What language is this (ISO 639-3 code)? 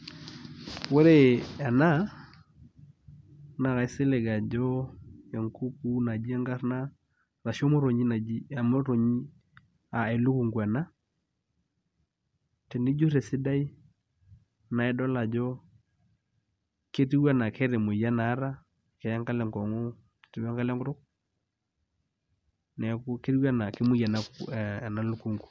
mas